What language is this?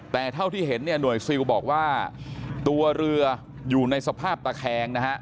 Thai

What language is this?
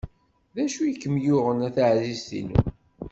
Kabyle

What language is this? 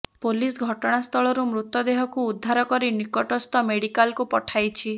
Odia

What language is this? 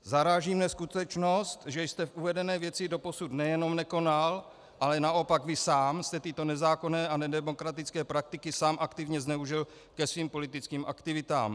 Czech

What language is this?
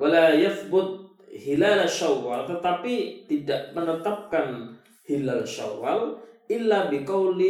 Malay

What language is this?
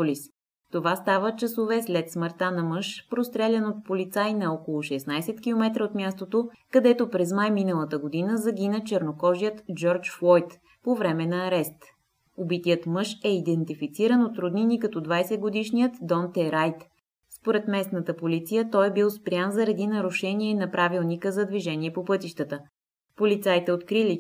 Bulgarian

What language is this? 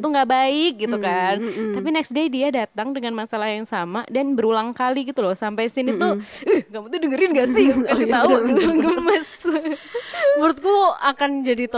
Indonesian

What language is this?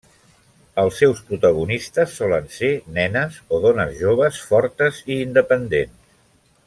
Catalan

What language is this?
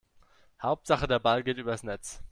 German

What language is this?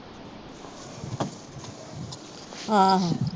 Punjabi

